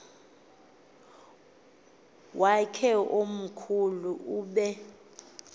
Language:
Xhosa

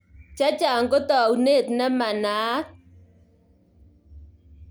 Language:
Kalenjin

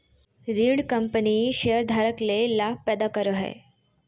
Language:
Magahi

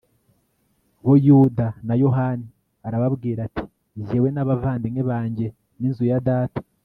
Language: Kinyarwanda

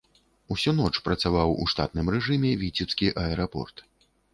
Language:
Belarusian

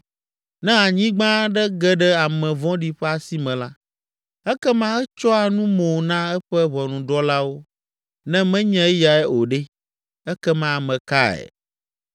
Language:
Ewe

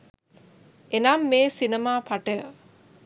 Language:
Sinhala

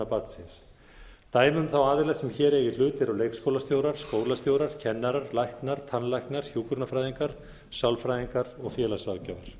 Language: Icelandic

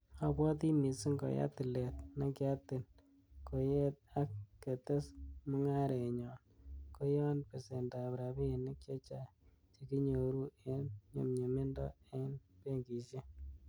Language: Kalenjin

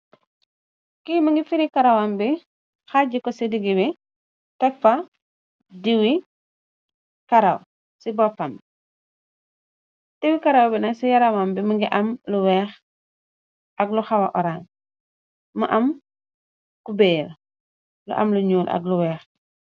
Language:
Wolof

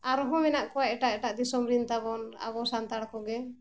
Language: Santali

